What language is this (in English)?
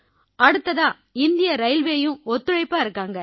Tamil